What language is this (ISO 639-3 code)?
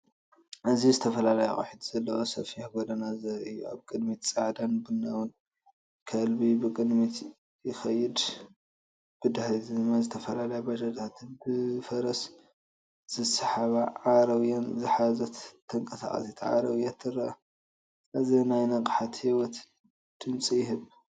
tir